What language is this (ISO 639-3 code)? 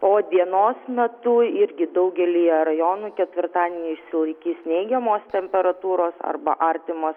lit